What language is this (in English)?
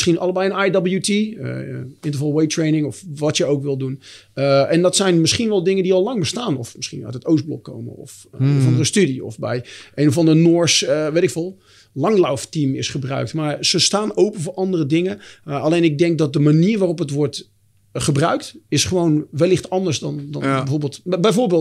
Dutch